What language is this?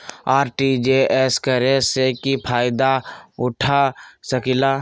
Magahi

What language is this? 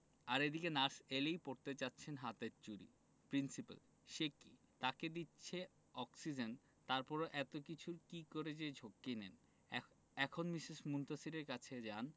Bangla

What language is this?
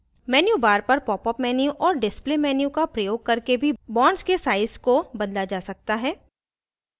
Hindi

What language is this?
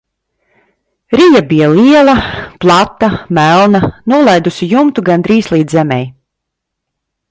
Latvian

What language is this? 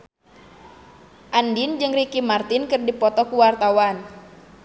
Sundanese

